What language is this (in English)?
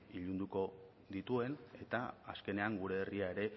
Basque